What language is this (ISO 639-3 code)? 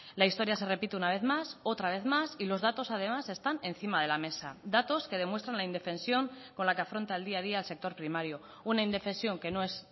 spa